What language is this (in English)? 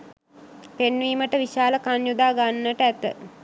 Sinhala